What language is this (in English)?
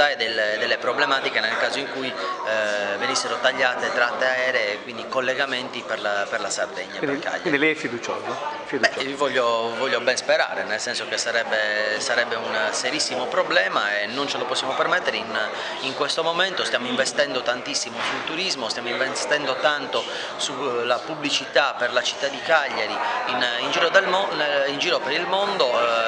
Italian